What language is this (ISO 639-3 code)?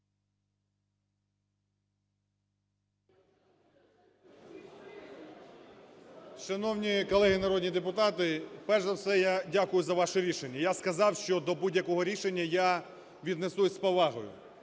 ukr